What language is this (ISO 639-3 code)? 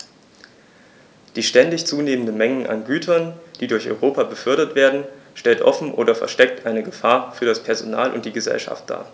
deu